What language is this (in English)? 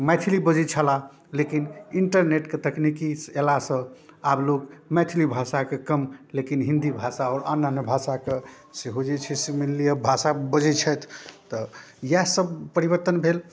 Maithili